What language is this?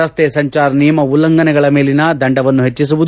Kannada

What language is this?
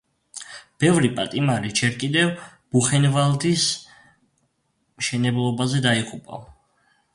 Georgian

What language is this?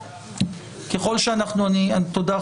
Hebrew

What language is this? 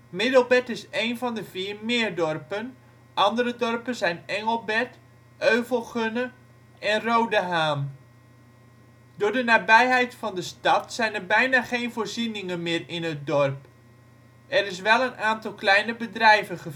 Dutch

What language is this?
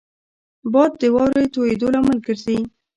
Pashto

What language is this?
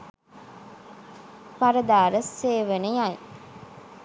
Sinhala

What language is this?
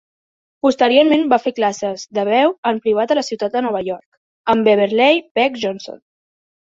Catalan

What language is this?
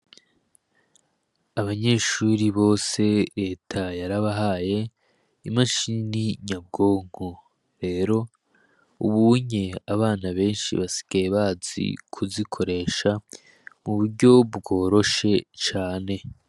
Rundi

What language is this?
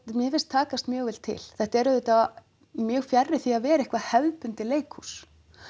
Icelandic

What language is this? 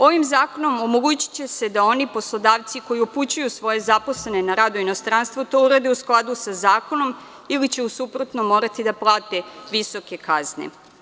Serbian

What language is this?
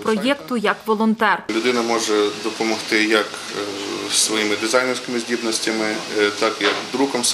Ukrainian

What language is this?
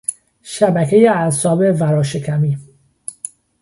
Persian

